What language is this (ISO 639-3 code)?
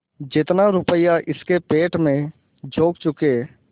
hin